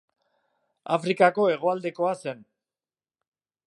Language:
Basque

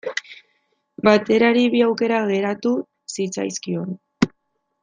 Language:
Basque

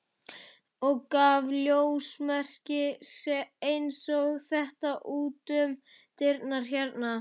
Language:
Icelandic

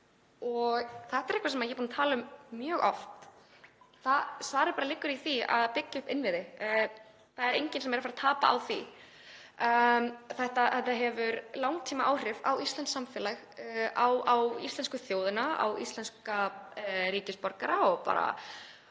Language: Icelandic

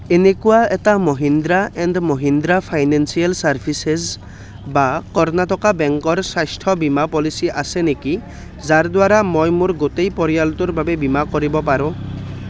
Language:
Assamese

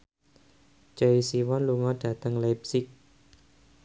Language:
Javanese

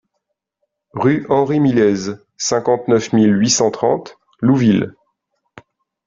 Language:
French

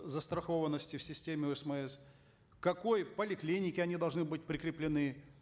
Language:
Kazakh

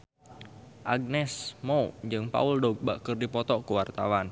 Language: Sundanese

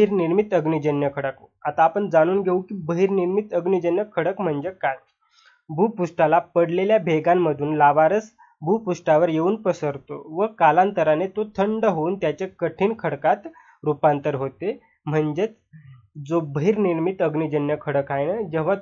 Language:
Hindi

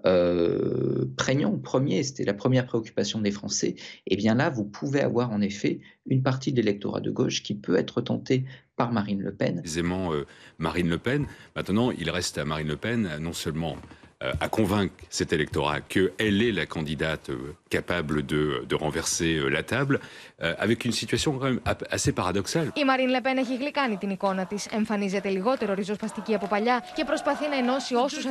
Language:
Greek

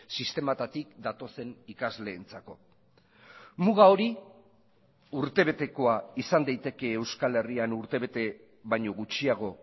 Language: Basque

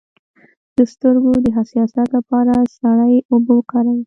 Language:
Pashto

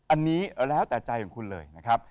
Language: Thai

